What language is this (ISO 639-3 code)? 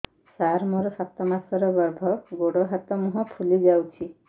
ori